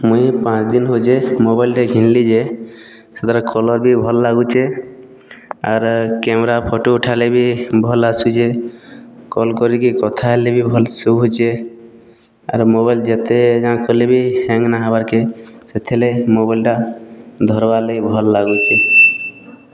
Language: Odia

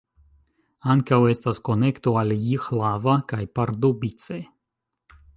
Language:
Esperanto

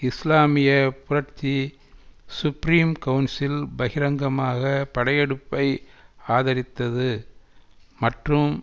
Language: Tamil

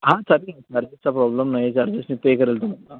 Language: Marathi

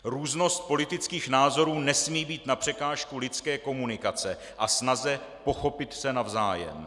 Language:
Czech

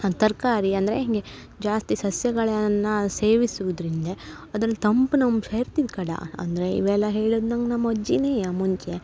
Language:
Kannada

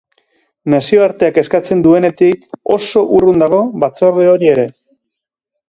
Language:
Basque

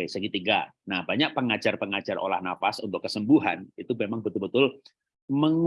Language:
Indonesian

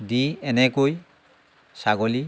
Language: Assamese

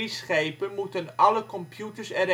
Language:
Dutch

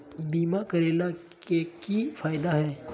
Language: Magahi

